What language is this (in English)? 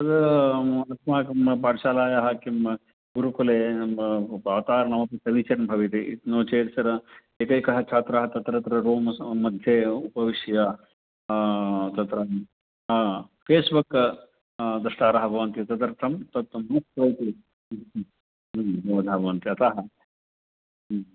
Sanskrit